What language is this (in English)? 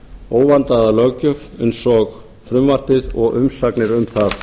Icelandic